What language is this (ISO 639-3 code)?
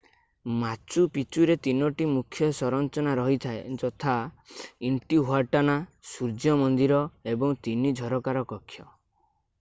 ori